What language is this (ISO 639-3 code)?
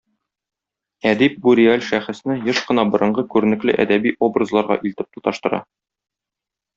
tat